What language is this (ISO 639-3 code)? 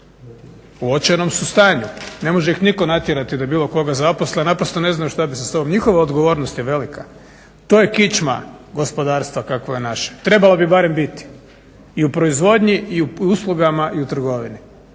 hrv